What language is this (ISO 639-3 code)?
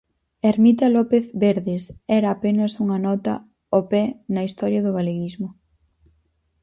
glg